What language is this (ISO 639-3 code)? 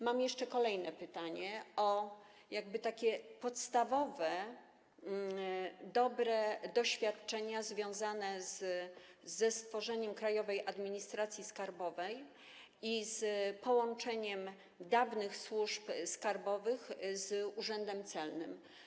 pol